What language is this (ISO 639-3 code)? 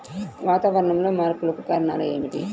tel